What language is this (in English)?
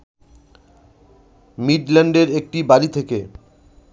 Bangla